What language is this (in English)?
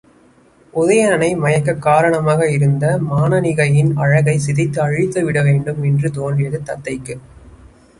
Tamil